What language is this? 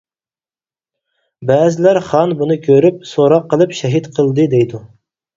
Uyghur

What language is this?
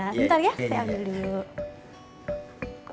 Indonesian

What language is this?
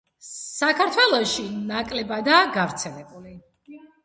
Georgian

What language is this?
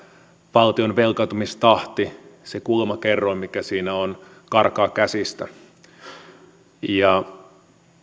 Finnish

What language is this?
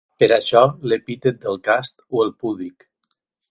Catalan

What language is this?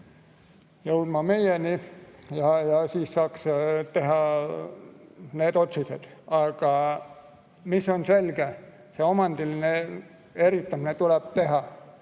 Estonian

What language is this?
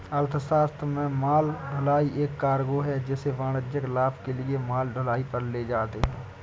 Hindi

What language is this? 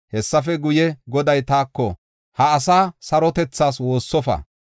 Gofa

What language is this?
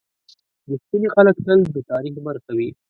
Pashto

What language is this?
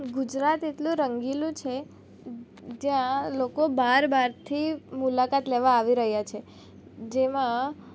Gujarati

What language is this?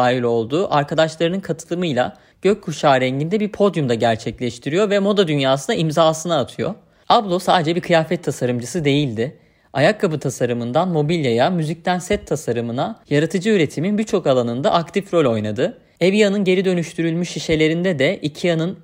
Turkish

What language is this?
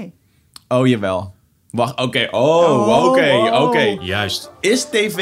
Dutch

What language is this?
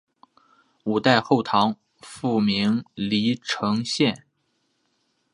Chinese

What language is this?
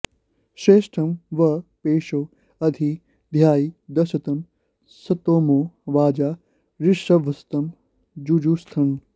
Sanskrit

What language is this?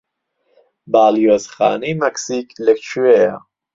Central Kurdish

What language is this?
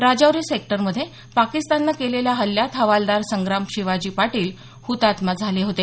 Marathi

